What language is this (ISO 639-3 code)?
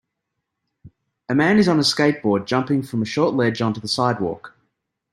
eng